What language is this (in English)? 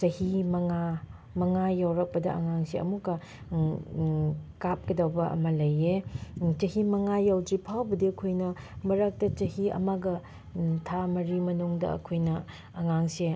Manipuri